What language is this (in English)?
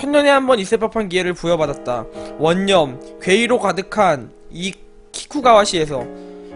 Korean